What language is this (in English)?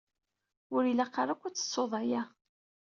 Kabyle